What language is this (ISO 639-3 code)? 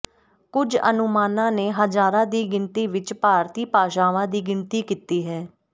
pan